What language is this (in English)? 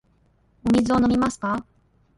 Japanese